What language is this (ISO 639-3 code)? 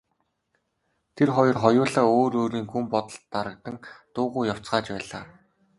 mon